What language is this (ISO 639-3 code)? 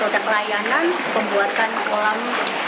ind